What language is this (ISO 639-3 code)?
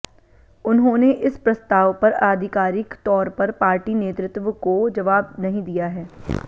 hin